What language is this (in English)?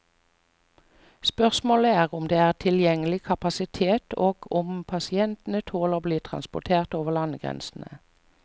Norwegian